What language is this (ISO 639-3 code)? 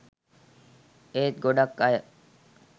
sin